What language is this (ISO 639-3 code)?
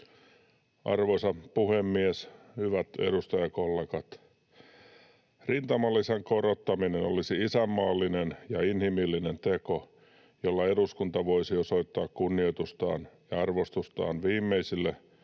fin